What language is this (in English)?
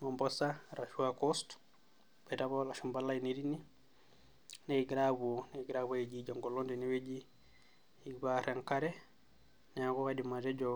Masai